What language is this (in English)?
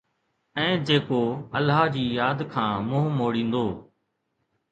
Sindhi